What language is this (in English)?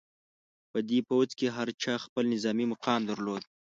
Pashto